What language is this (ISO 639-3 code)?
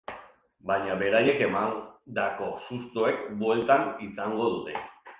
eus